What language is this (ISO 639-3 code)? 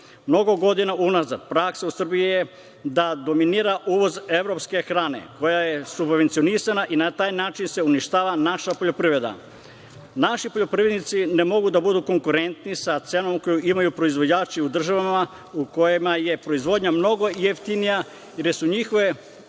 srp